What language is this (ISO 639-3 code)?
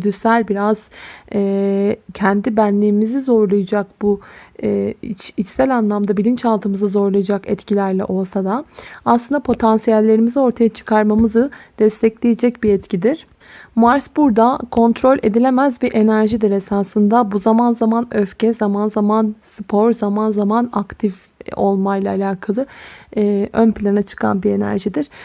tur